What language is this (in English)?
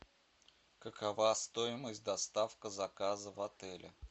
Russian